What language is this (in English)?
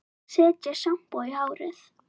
Icelandic